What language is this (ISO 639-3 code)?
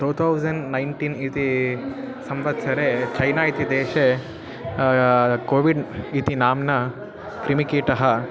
san